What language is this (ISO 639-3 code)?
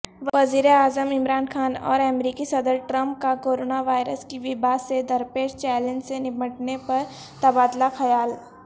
urd